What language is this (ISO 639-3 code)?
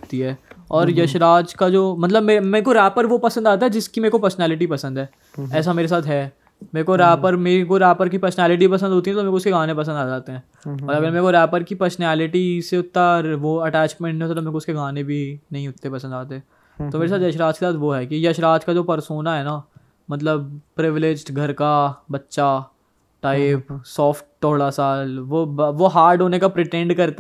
hin